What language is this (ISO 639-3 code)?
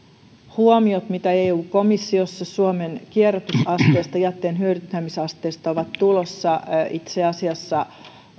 fin